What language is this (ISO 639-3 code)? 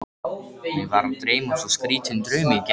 isl